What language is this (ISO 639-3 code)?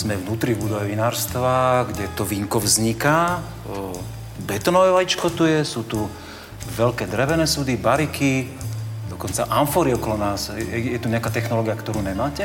slk